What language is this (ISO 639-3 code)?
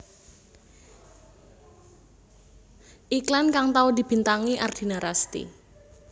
jav